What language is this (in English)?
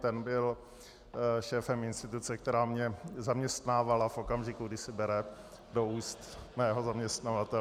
Czech